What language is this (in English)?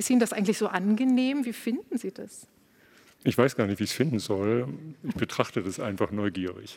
German